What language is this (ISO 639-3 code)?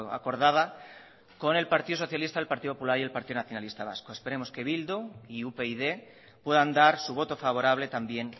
spa